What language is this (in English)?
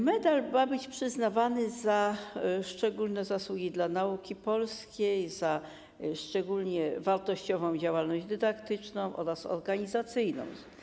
Polish